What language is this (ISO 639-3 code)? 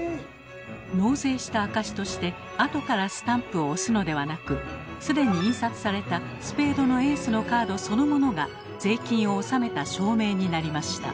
jpn